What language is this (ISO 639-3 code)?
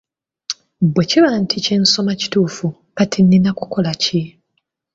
lug